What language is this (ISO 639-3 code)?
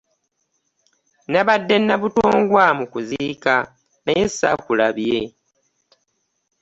lug